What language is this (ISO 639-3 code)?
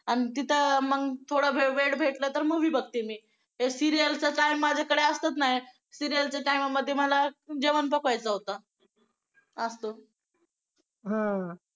mar